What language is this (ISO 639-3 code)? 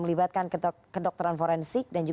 ind